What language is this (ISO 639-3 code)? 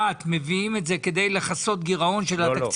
heb